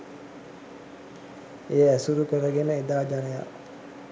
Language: Sinhala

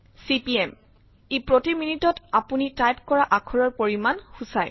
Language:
Assamese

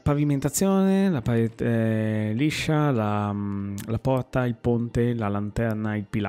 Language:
Italian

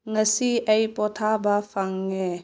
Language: Manipuri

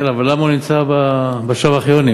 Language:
Hebrew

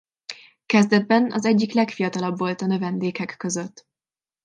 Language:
Hungarian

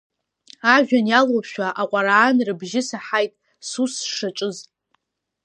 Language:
Abkhazian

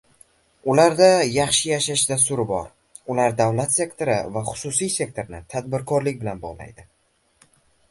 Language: Uzbek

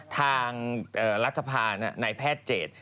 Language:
Thai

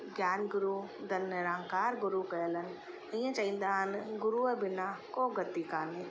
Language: Sindhi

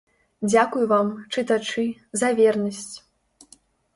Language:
Belarusian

